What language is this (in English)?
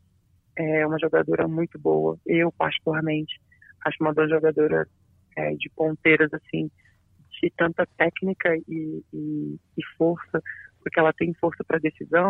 Portuguese